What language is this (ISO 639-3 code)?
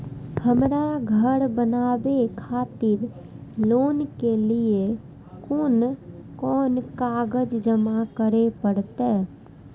mai